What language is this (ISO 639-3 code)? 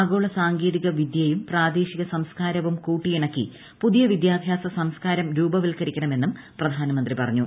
mal